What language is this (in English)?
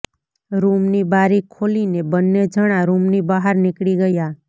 Gujarati